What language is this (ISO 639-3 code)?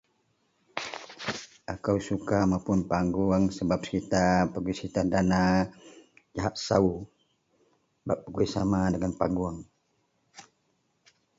mel